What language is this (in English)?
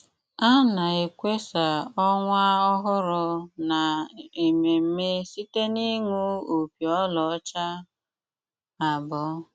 Igbo